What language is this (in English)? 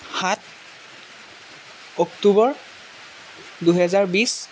Assamese